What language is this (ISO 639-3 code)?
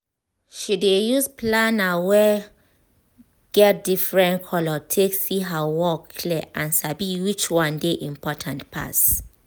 pcm